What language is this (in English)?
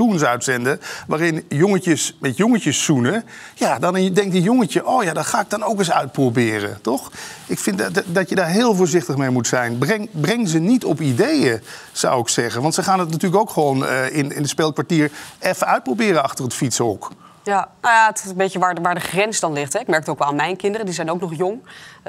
Dutch